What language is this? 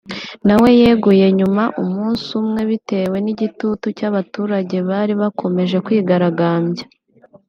Kinyarwanda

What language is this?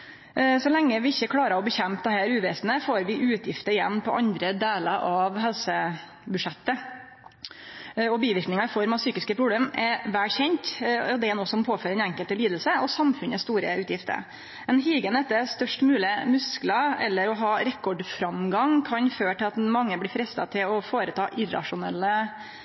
Norwegian Nynorsk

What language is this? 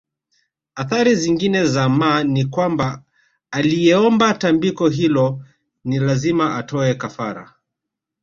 Swahili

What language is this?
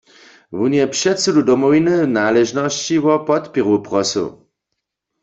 Upper Sorbian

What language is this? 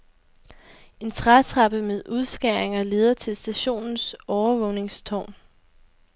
Danish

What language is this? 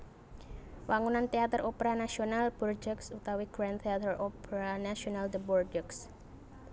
Javanese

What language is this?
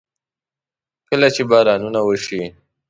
Pashto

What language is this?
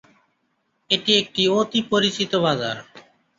Bangla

